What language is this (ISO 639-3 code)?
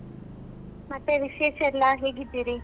kan